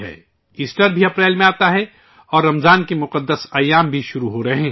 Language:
Urdu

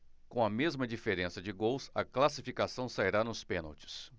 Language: Portuguese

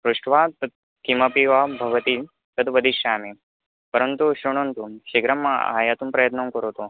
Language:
Sanskrit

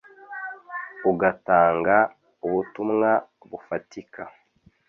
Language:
Kinyarwanda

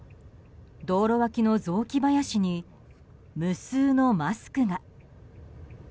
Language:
Japanese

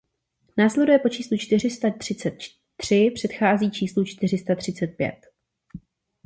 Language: Czech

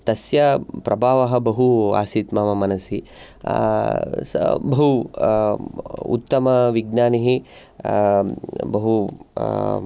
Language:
Sanskrit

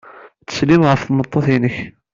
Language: Kabyle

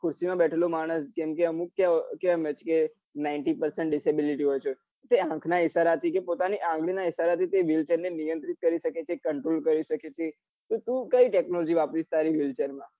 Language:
Gujarati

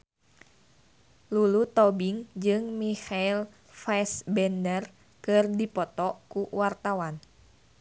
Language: Sundanese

